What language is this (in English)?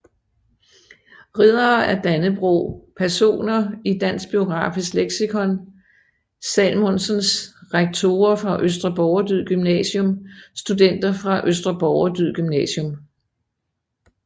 Danish